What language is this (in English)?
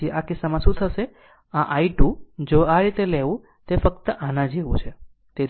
Gujarati